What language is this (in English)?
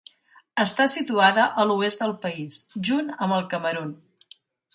Catalan